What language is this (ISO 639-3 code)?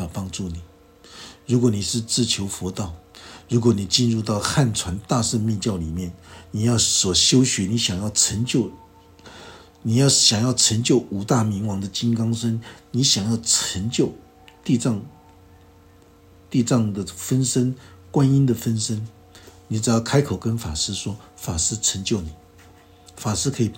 zho